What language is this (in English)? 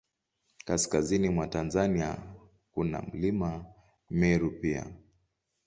Swahili